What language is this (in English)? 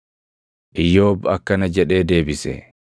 Oromo